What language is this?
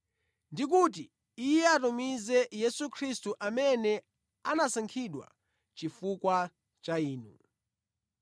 Nyanja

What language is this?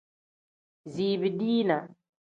Tem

